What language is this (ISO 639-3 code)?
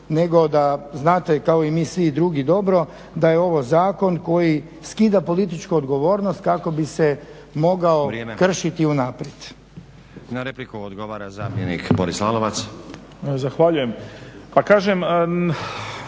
hrv